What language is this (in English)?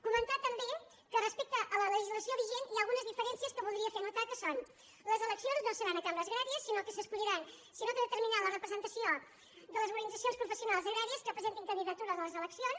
Catalan